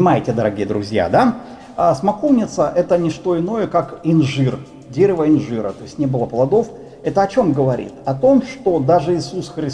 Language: Russian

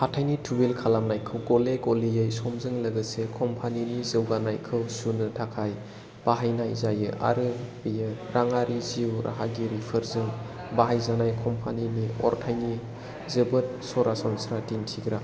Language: Bodo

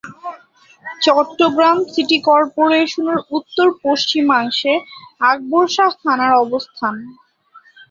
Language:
Bangla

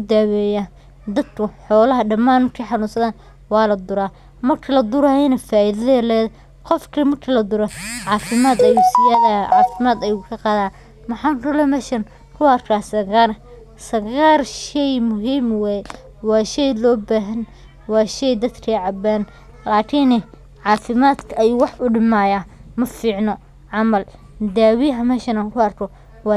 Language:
Somali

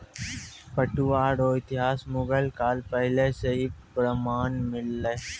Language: Maithili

